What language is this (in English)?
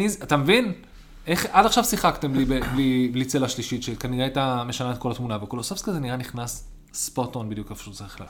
Hebrew